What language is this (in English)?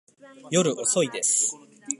Japanese